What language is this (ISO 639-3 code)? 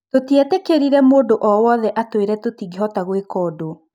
kik